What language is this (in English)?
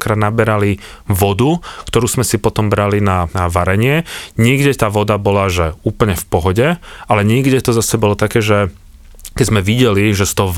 Slovak